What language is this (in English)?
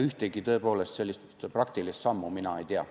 Estonian